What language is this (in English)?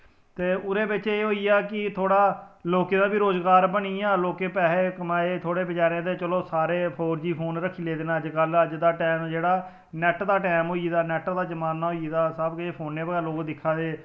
Dogri